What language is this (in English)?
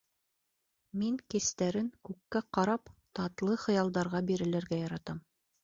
Bashkir